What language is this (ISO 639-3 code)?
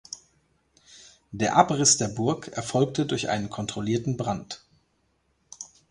deu